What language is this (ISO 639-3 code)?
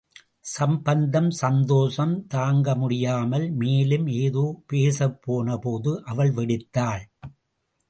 tam